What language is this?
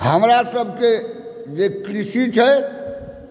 Maithili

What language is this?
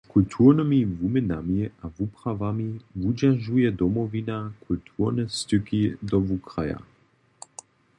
Upper Sorbian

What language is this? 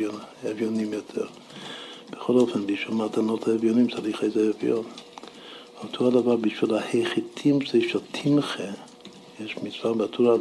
Hebrew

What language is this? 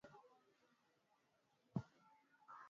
Swahili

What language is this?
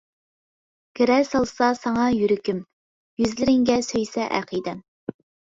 Uyghur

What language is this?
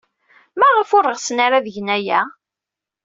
Kabyle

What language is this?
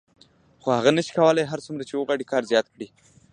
Pashto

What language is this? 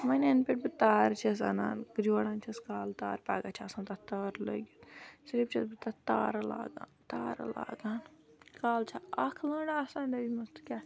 Kashmiri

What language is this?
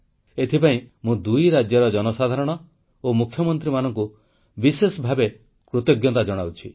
Odia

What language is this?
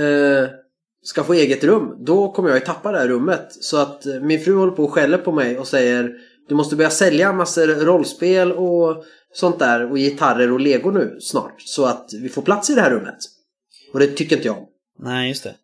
Swedish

